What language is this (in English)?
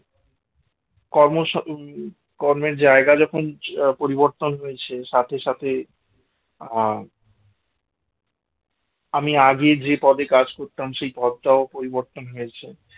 Bangla